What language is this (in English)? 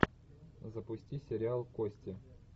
Russian